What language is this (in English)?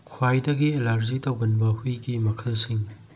Manipuri